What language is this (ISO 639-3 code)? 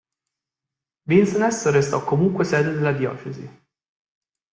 ita